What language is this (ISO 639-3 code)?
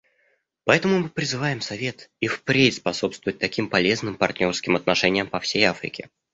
rus